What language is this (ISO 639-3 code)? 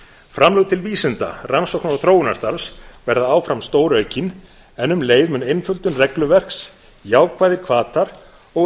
isl